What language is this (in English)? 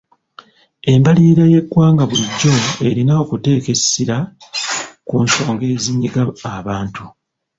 Ganda